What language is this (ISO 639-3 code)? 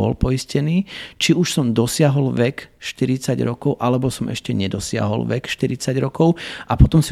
slk